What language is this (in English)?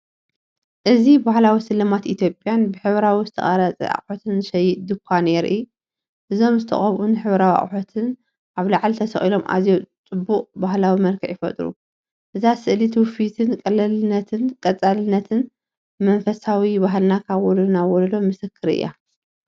Tigrinya